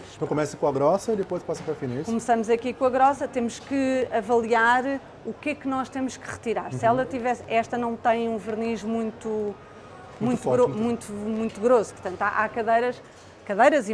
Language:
Portuguese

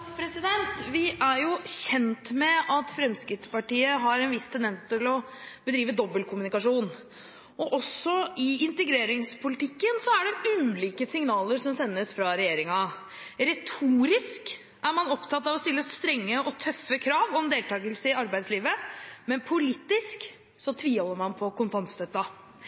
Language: Norwegian Bokmål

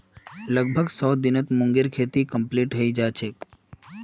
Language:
Magahi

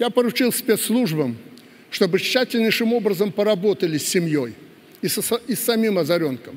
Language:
Russian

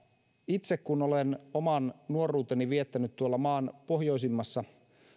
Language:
Finnish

